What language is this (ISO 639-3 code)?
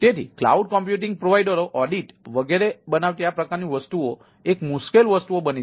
guj